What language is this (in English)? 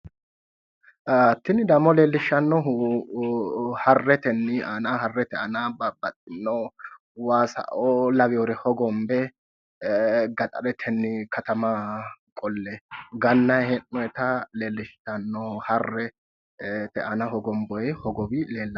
Sidamo